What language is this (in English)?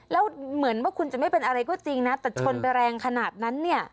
Thai